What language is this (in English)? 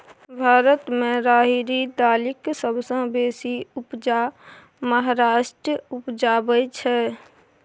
Maithili